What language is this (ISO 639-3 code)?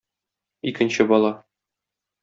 tat